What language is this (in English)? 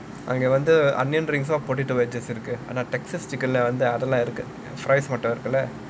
English